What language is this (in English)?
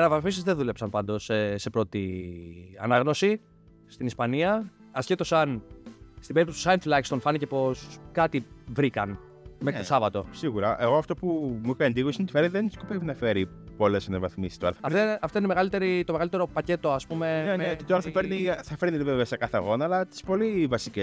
Greek